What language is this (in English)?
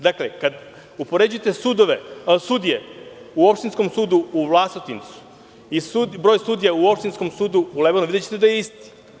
Serbian